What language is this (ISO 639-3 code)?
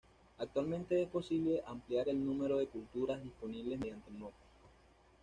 spa